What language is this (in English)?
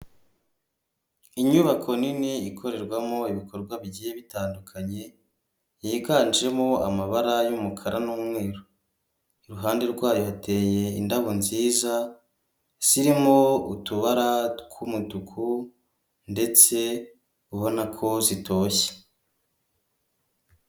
Kinyarwanda